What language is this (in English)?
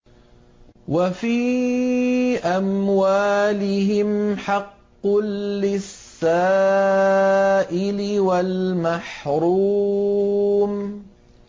Arabic